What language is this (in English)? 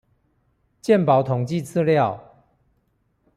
Chinese